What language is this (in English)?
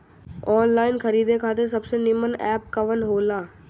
Bhojpuri